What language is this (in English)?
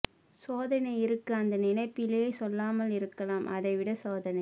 Tamil